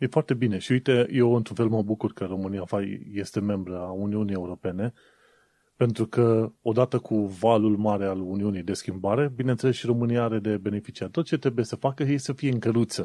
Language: Romanian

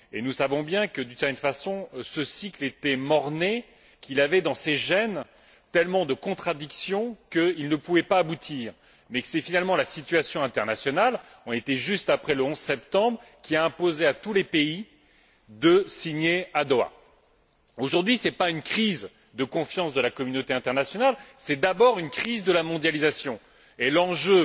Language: French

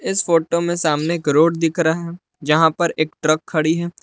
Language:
Hindi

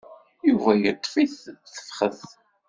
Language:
Kabyle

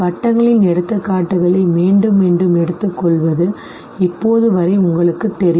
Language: Tamil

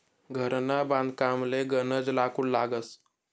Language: Marathi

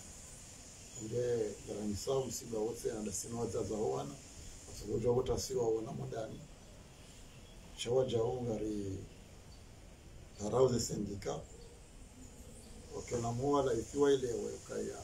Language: Arabic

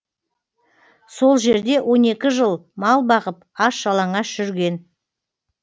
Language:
Kazakh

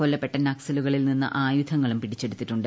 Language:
Malayalam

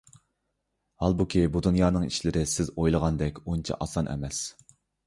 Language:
Uyghur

